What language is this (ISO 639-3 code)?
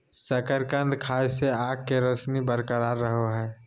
mag